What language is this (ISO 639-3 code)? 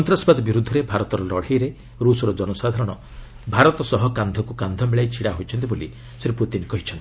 ori